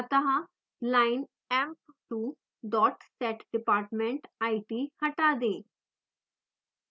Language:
Hindi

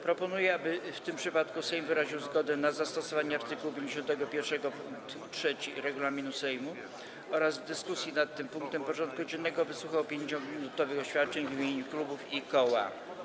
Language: Polish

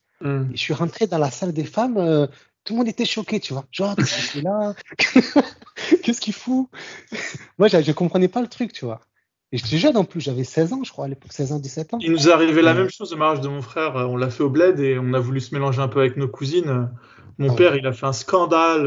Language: French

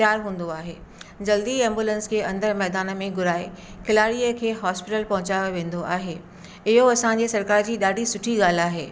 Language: Sindhi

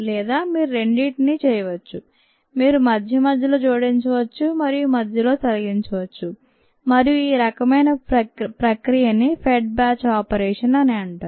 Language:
Telugu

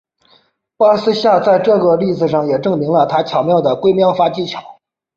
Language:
Chinese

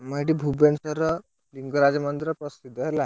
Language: Odia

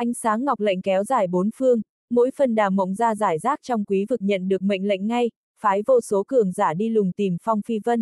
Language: Vietnamese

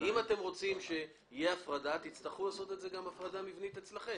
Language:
Hebrew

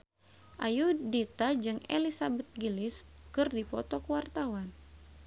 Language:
Sundanese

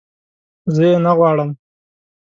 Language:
Pashto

